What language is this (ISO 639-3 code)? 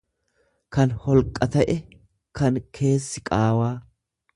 orm